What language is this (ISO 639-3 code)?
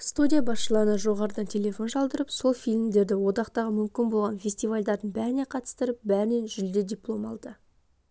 kaz